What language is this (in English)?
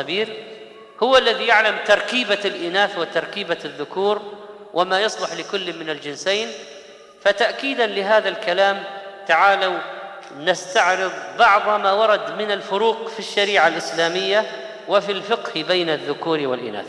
Arabic